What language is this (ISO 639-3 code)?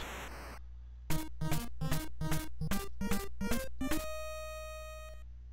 jpn